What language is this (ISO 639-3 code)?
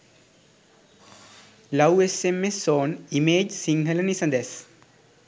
sin